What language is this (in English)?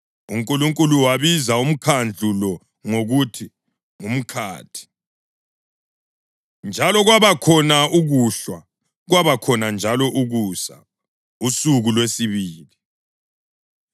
North Ndebele